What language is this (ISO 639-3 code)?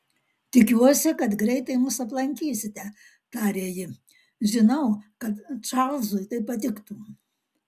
lit